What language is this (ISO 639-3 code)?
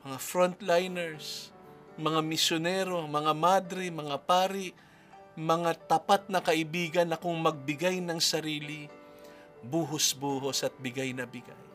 fil